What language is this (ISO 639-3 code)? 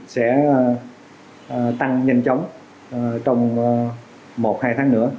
vie